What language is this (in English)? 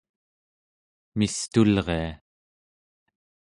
Central Yupik